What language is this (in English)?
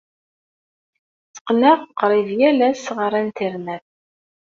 Kabyle